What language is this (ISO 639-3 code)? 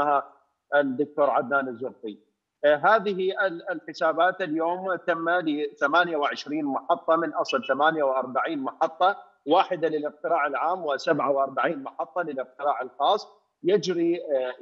ara